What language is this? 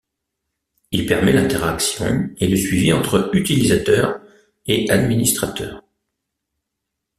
French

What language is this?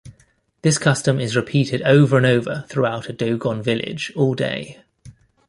English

